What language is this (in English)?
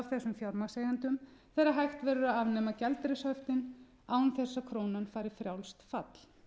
Icelandic